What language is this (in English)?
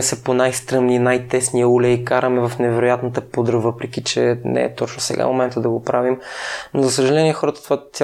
Bulgarian